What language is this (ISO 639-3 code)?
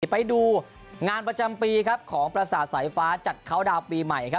tha